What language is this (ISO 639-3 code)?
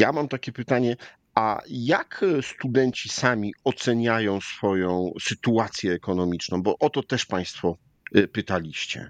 pol